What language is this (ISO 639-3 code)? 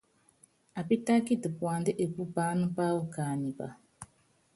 yav